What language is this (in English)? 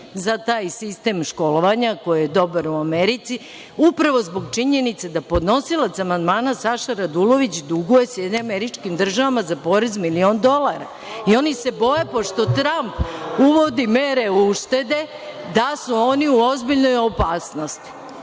Serbian